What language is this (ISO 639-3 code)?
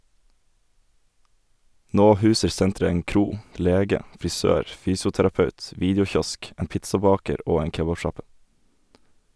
nor